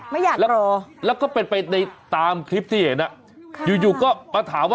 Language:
Thai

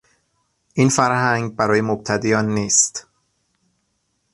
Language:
Persian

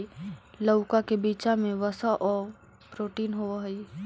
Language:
Magahi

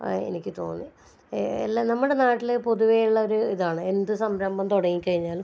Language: Malayalam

